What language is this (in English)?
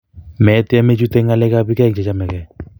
Kalenjin